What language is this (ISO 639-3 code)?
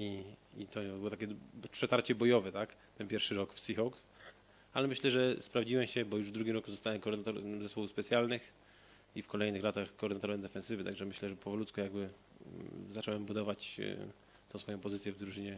pol